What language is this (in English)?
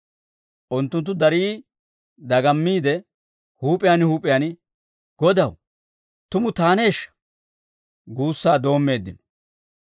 Dawro